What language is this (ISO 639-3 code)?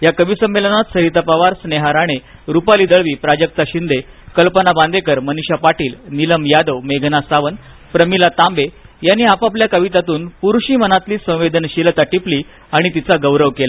mar